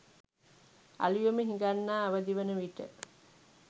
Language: Sinhala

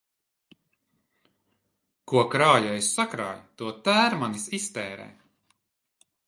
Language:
Latvian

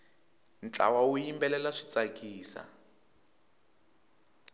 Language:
Tsonga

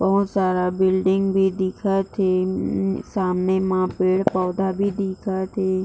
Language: Chhattisgarhi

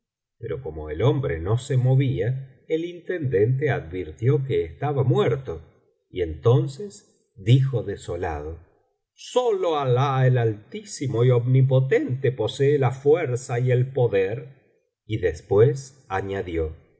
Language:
Spanish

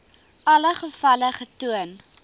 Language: Afrikaans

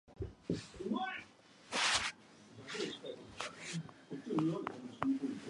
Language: English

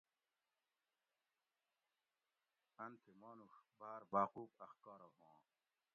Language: Gawri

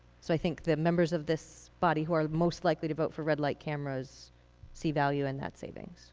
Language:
English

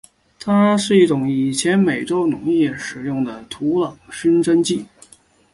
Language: Chinese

